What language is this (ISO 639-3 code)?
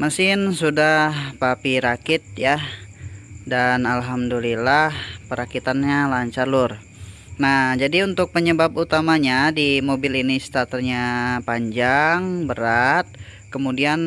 ind